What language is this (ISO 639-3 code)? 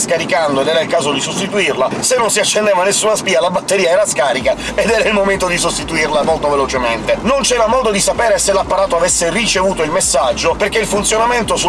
ita